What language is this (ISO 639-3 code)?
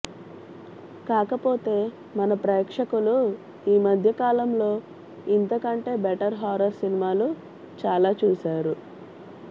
tel